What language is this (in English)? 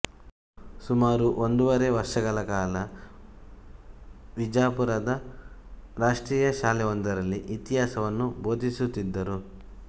Kannada